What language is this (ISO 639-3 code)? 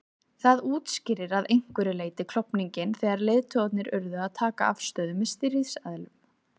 isl